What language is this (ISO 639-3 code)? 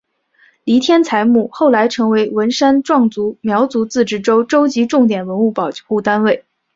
zho